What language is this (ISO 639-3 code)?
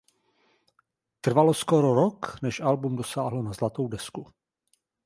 ces